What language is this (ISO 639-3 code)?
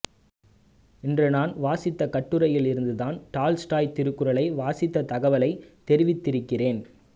tam